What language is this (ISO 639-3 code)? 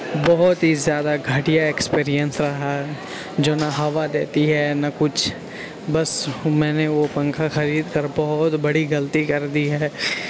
urd